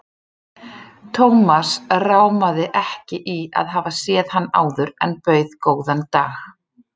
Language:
Icelandic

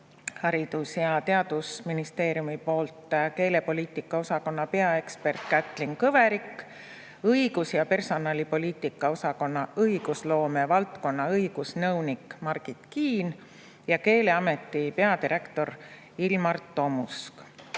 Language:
Estonian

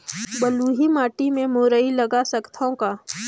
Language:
Chhattisgarhi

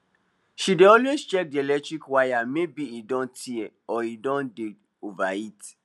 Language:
Nigerian Pidgin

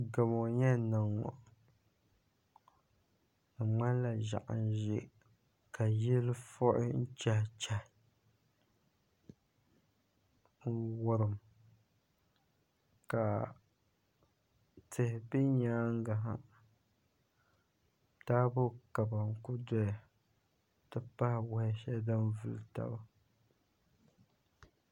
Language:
Dagbani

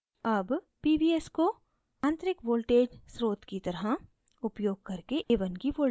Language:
Hindi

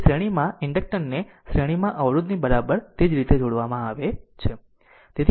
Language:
Gujarati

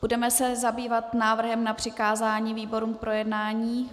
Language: Czech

